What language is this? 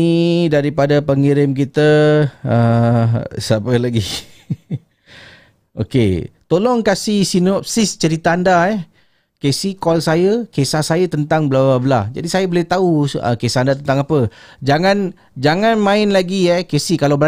Malay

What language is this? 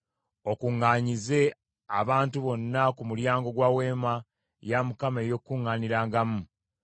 Ganda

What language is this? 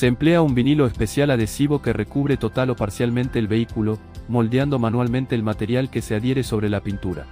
Spanish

